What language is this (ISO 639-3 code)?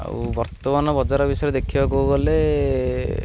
ori